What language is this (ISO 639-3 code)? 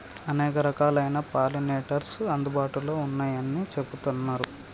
tel